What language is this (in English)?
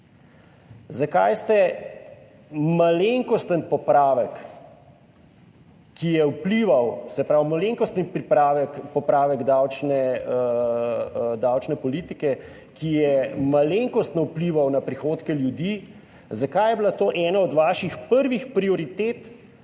Slovenian